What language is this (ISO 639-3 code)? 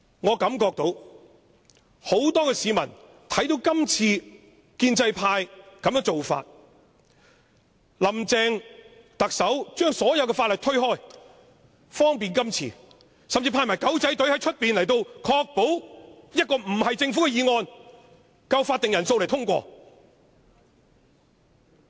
yue